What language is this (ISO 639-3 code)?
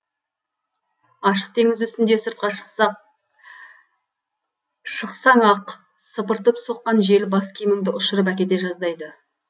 kaz